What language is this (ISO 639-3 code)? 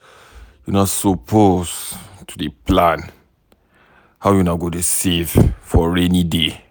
pcm